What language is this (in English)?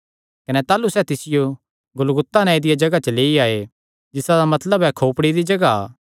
Kangri